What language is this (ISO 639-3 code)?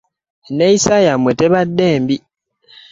lug